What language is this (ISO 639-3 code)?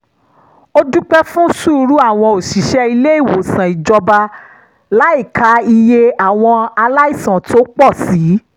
yor